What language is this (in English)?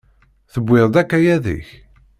Kabyle